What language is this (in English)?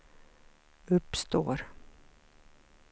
Swedish